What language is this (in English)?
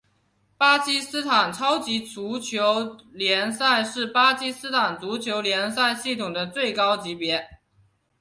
Chinese